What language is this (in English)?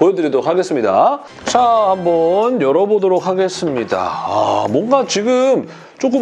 Korean